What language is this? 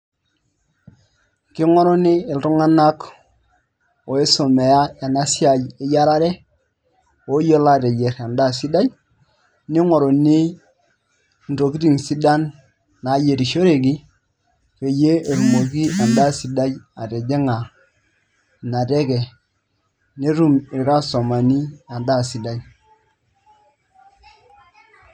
Masai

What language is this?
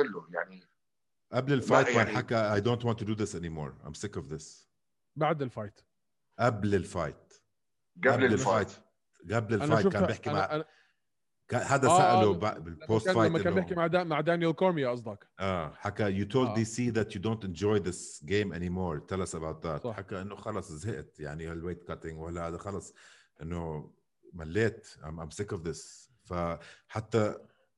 Arabic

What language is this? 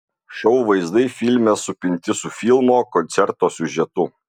Lithuanian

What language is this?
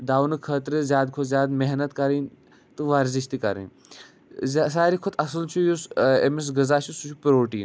Kashmiri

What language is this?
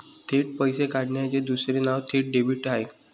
Marathi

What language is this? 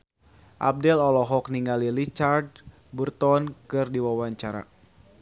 Sundanese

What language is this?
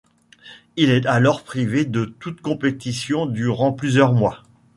French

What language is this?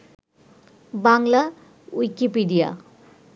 Bangla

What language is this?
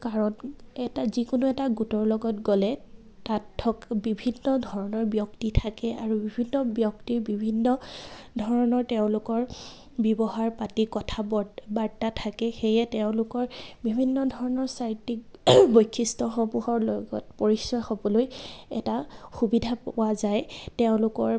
Assamese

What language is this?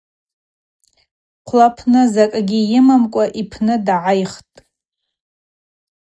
Abaza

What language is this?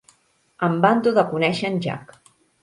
Catalan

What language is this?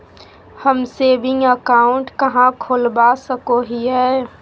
Magahi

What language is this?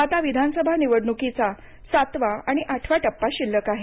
Marathi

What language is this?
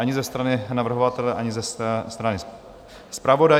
Czech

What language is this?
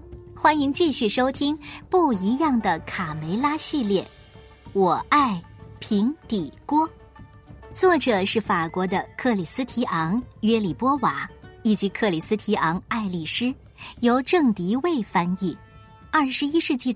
Chinese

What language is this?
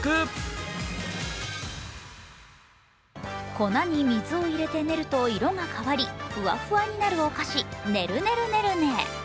Japanese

